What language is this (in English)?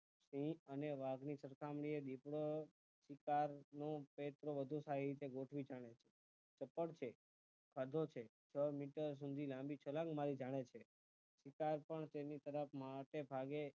Gujarati